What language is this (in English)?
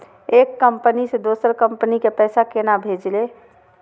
Maithili